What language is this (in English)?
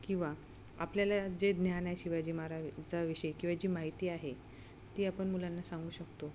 Marathi